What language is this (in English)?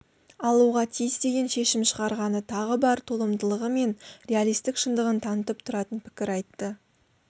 Kazakh